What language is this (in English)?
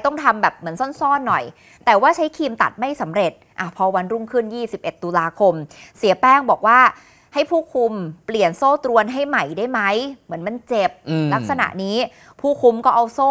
Thai